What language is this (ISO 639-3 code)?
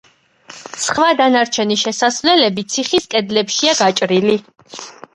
kat